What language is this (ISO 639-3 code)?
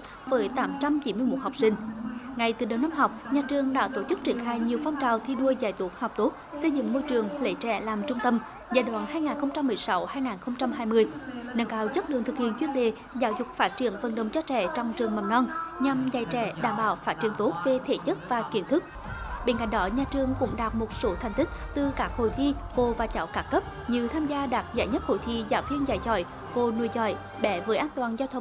vie